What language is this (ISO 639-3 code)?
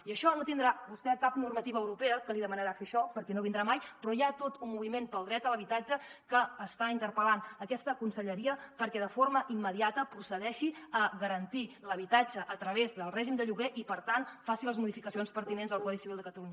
cat